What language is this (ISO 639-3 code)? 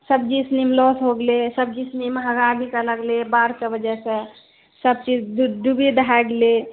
mai